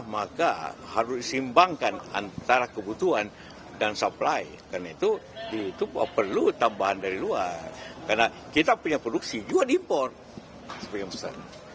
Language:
Indonesian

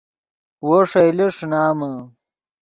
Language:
Yidgha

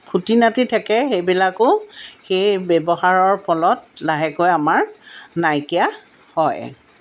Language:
Assamese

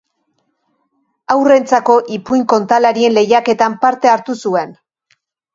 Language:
Basque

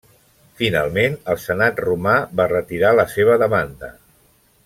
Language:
Catalan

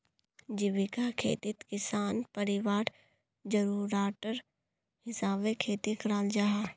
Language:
Magahi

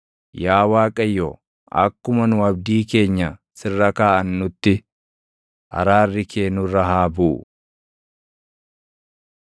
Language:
Oromo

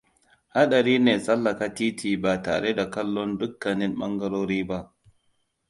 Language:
Hausa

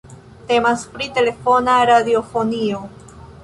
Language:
Esperanto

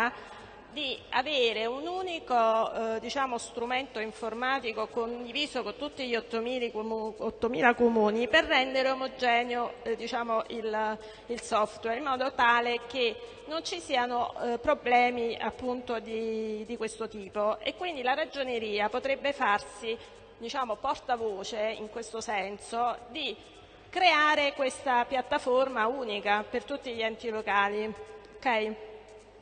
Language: Italian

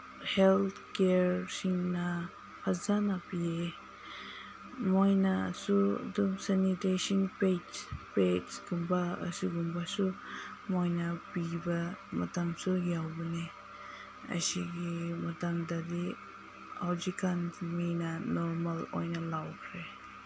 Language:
Manipuri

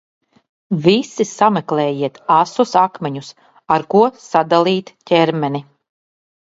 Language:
Latvian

